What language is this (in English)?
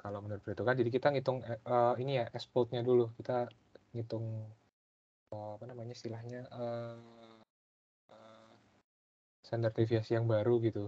Indonesian